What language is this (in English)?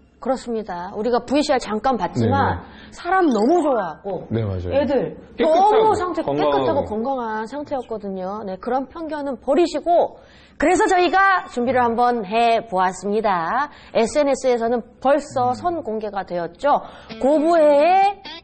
Korean